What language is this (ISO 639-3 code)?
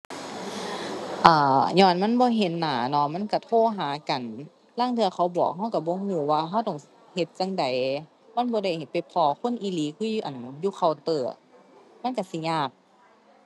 tha